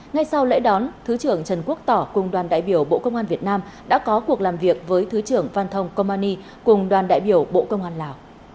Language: Vietnamese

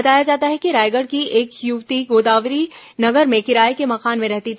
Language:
Hindi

